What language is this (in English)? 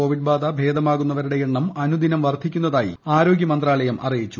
Malayalam